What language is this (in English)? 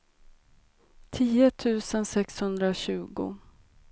Swedish